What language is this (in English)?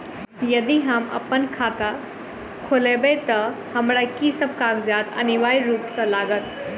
Maithili